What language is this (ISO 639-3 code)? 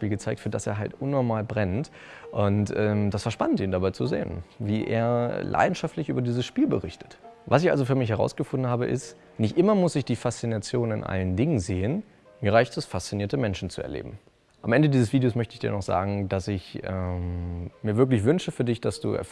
deu